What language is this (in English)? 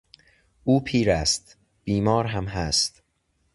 Persian